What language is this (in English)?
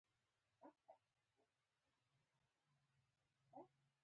Pashto